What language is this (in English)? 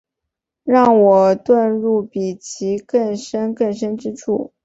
Chinese